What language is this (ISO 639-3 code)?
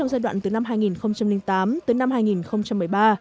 vie